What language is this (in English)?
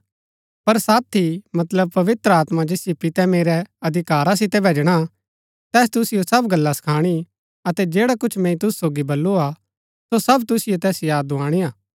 Gaddi